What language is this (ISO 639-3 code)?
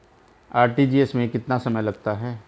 hin